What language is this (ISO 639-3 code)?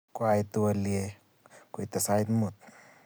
kln